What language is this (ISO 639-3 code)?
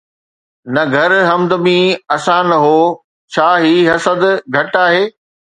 snd